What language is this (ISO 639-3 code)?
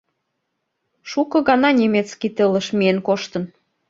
chm